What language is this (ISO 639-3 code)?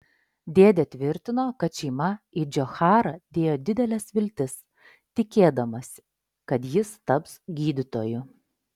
lit